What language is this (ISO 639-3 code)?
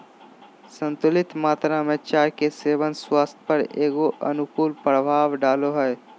mag